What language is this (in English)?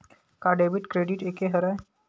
Chhattisgarhi